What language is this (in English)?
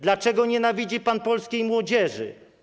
Polish